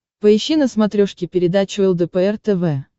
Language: Russian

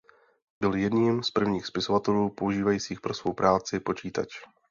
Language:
Czech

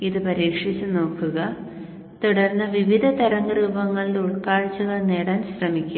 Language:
Malayalam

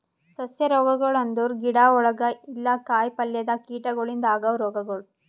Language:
Kannada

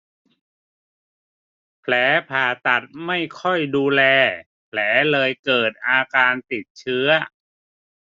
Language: Thai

